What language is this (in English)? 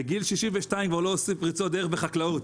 Hebrew